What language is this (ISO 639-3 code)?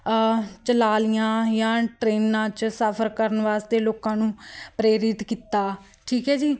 pan